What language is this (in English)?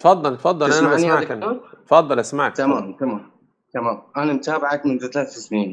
Arabic